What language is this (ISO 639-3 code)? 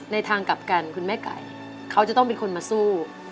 tha